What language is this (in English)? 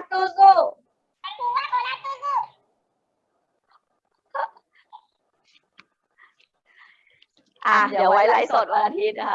Thai